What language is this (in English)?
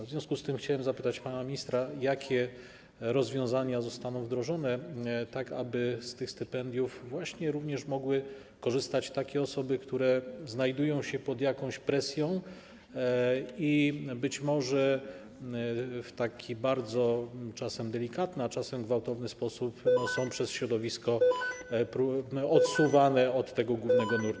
Polish